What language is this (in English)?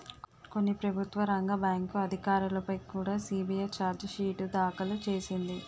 Telugu